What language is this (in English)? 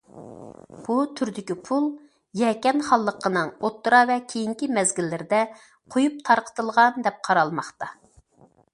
Uyghur